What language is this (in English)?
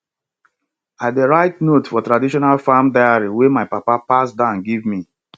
Nigerian Pidgin